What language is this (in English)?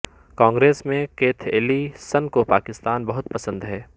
Urdu